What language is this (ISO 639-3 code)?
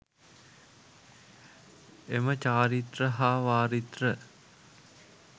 sin